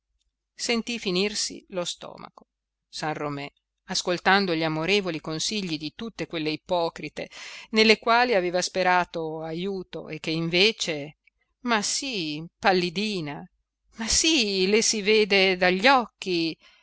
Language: Italian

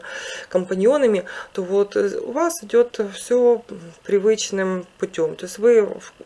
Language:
Russian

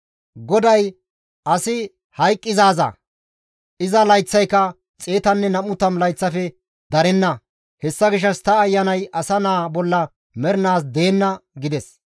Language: Gamo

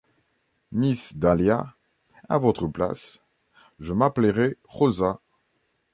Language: French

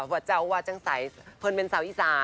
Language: Thai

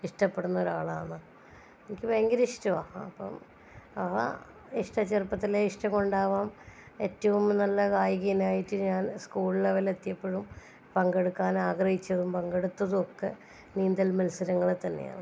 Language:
Malayalam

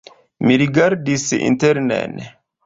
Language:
Esperanto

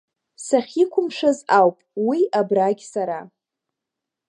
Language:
Abkhazian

